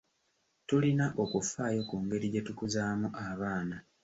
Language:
Ganda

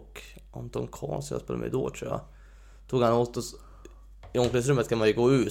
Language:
Swedish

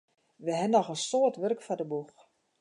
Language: Western Frisian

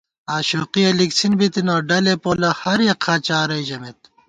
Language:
Gawar-Bati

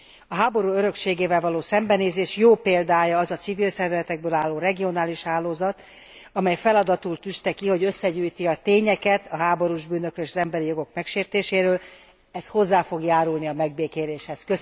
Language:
Hungarian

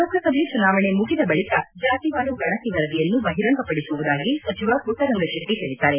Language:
Kannada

